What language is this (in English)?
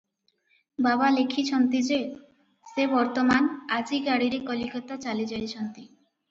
Odia